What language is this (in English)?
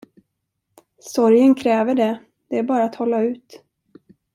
Swedish